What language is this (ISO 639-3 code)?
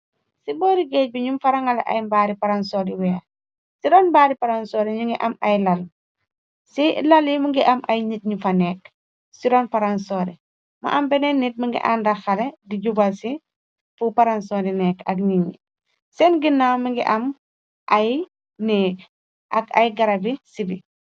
wol